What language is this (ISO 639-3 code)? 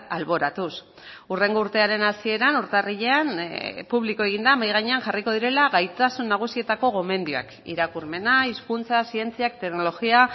eus